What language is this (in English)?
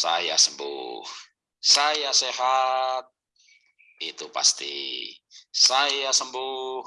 Indonesian